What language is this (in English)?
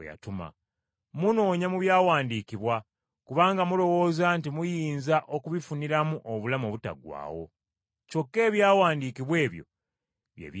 Ganda